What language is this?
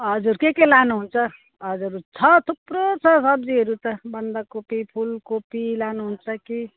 Nepali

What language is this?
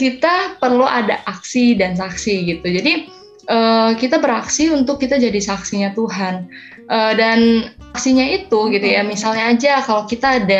Indonesian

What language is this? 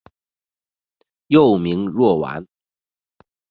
Chinese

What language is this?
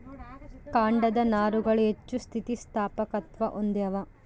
Kannada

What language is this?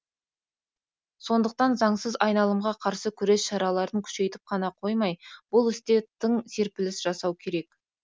Kazakh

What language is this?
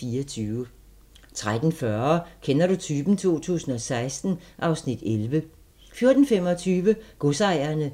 Danish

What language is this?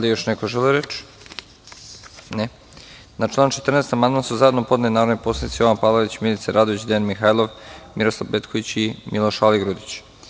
Serbian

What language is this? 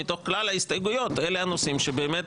Hebrew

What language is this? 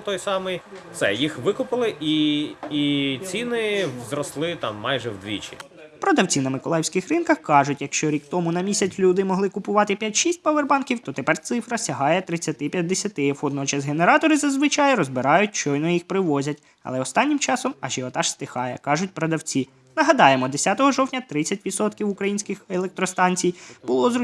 Ukrainian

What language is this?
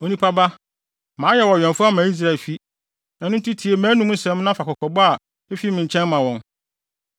Akan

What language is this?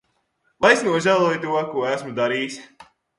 Latvian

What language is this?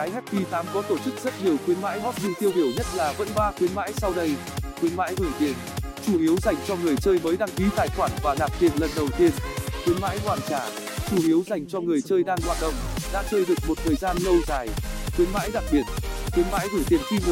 Vietnamese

